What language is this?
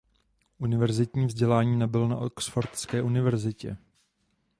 Czech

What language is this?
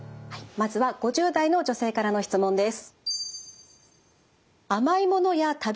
Japanese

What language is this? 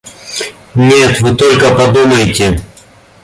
Russian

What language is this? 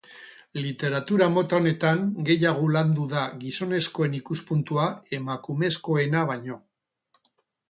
Basque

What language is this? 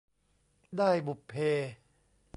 Thai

